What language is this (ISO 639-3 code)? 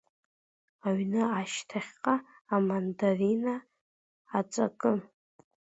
abk